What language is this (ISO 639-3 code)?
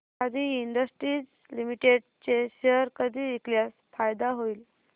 mar